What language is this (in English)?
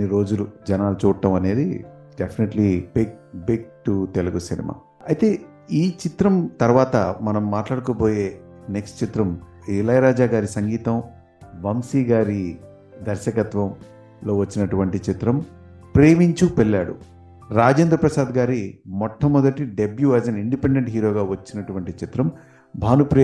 Telugu